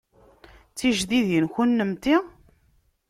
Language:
Kabyle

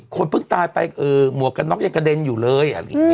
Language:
Thai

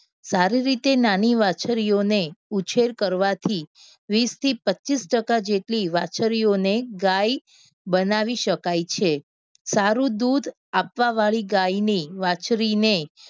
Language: Gujarati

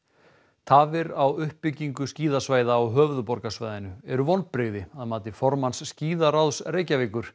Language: Icelandic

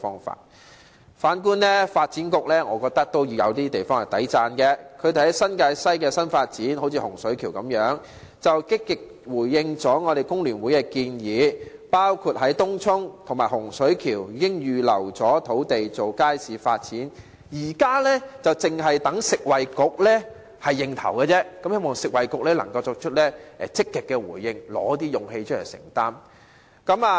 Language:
Cantonese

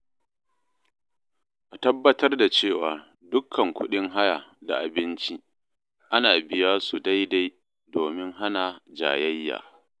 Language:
Hausa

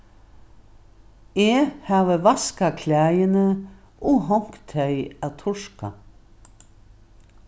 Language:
Faroese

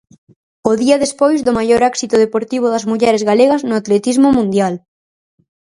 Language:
Galician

